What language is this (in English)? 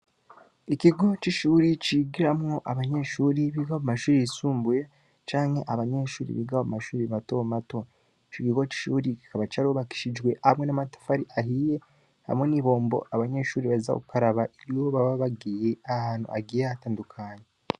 Rundi